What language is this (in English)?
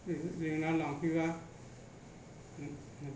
Bodo